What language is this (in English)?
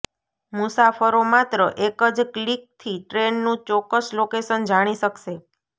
Gujarati